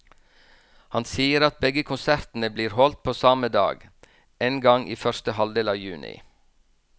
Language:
Norwegian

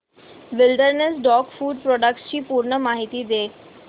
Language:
Marathi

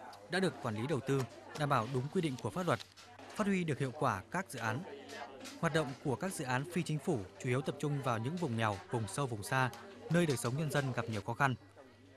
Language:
Vietnamese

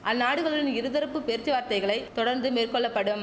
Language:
Tamil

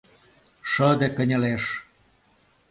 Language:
Mari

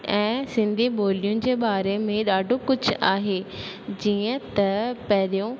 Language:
Sindhi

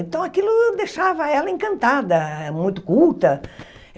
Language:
Portuguese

